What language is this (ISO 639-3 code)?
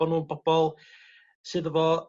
cym